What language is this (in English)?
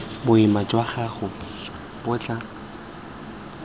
Tswana